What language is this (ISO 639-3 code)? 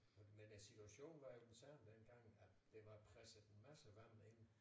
dan